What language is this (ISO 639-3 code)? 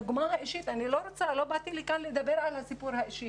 heb